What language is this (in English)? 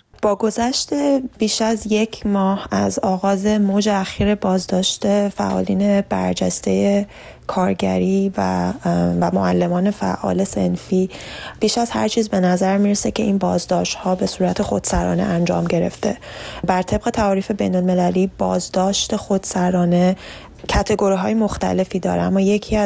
Persian